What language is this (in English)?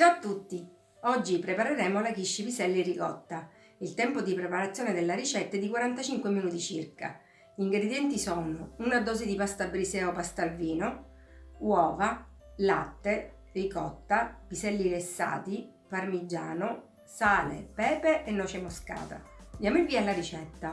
Italian